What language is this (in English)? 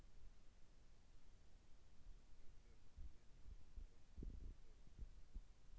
Russian